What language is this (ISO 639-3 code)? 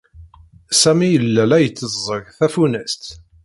kab